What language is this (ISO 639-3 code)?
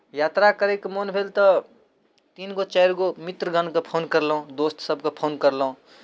mai